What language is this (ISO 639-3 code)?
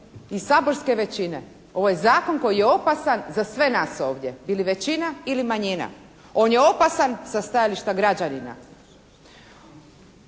hrv